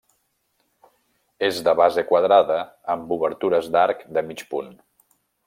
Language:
Catalan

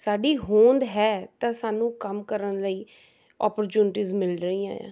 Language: Punjabi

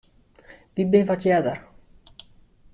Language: Western Frisian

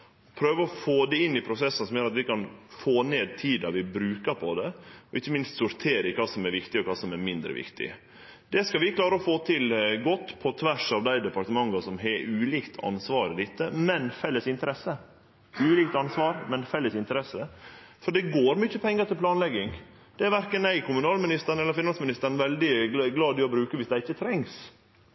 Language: Norwegian Nynorsk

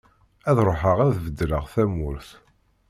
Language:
Kabyle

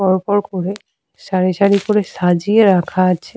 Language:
Bangla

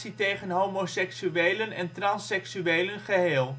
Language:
Dutch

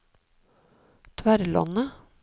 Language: Norwegian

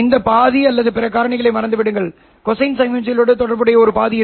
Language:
Tamil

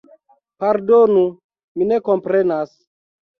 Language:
Esperanto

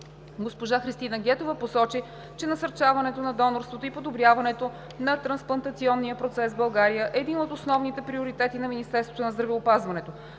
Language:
Bulgarian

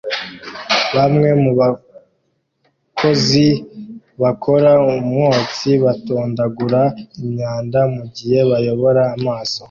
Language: Kinyarwanda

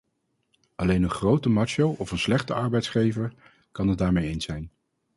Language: Dutch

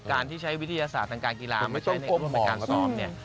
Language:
Thai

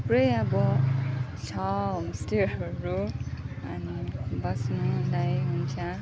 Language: Nepali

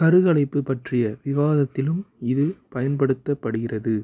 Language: Tamil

